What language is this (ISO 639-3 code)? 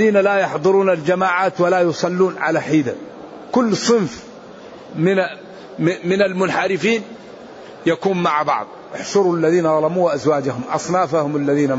ara